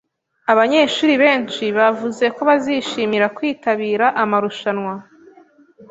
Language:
Kinyarwanda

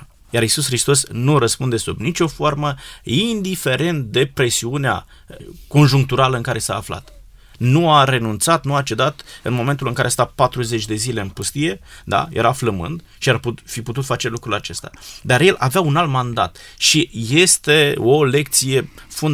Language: Romanian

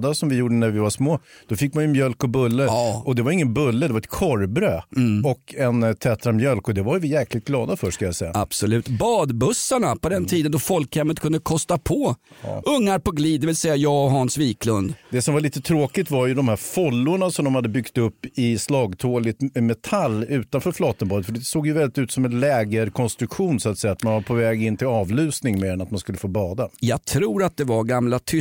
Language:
Swedish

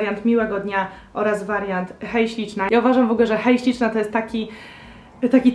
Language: Polish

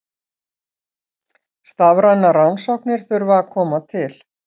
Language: Icelandic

